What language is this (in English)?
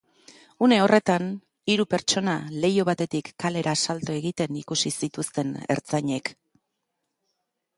Basque